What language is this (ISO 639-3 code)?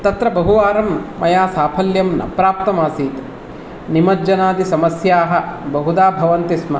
san